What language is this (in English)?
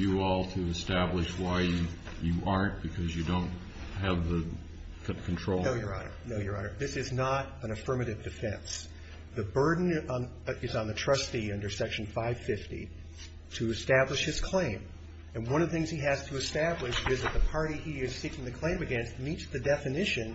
English